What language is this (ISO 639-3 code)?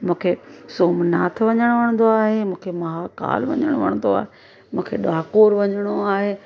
snd